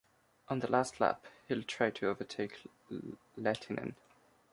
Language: English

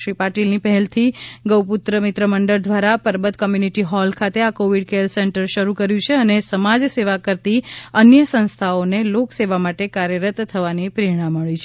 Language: Gujarati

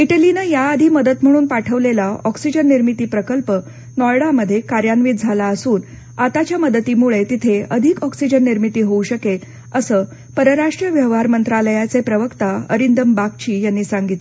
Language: Marathi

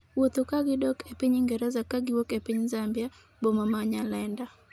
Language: Luo (Kenya and Tanzania)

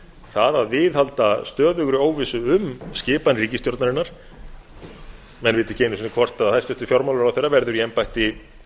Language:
Icelandic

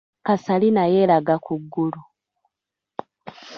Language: Ganda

